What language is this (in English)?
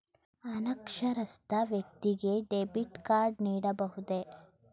Kannada